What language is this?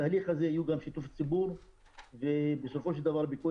Hebrew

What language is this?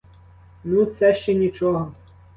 Ukrainian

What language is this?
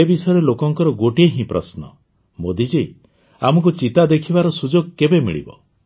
Odia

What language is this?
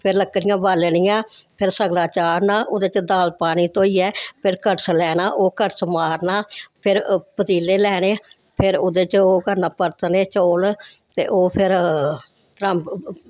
Dogri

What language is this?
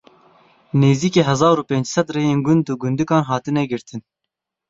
Kurdish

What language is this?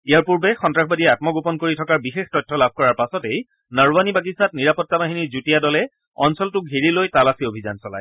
Assamese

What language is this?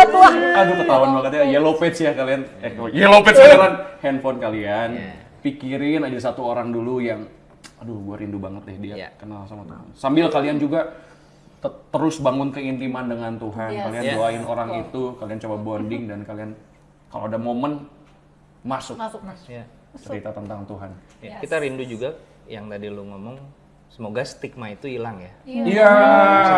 Indonesian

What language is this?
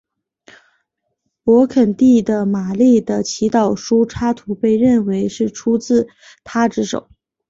Chinese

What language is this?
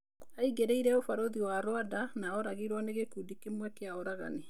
Kikuyu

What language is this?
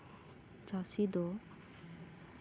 Santali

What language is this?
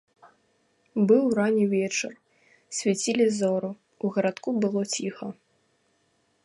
Belarusian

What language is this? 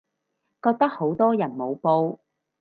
Cantonese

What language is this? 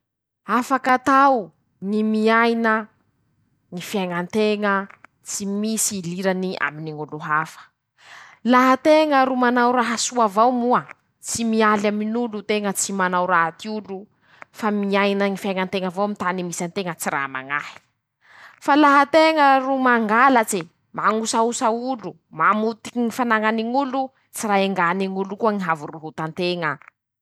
Masikoro Malagasy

